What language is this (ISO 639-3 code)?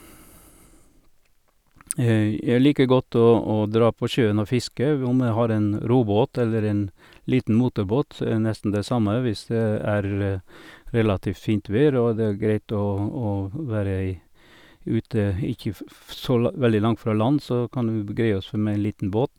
nor